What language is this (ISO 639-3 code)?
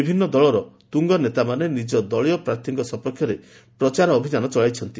ori